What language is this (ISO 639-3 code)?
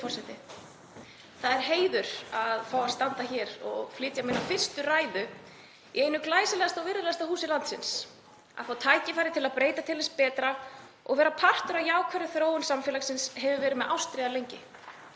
isl